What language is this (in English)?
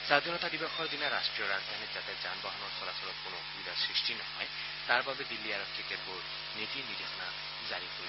Assamese